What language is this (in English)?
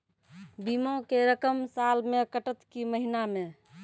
Maithili